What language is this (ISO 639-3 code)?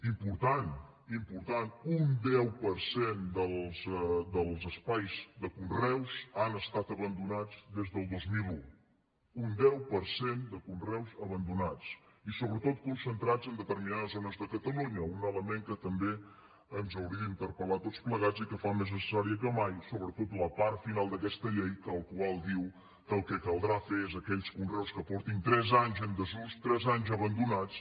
cat